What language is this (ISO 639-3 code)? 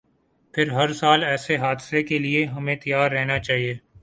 urd